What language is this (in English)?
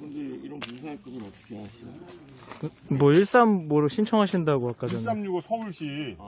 Korean